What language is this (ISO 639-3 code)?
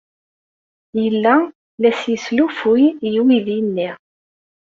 kab